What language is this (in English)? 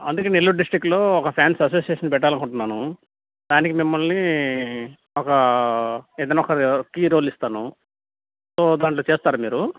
Telugu